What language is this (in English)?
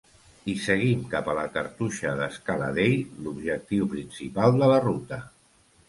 Catalan